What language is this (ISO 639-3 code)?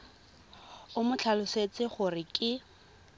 tsn